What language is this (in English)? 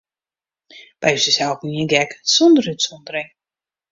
Western Frisian